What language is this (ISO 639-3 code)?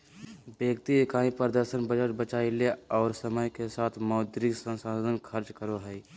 mag